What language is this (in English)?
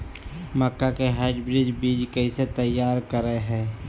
Magahi